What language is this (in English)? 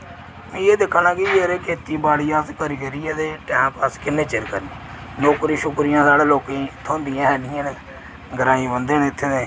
Dogri